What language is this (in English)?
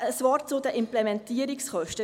Swiss German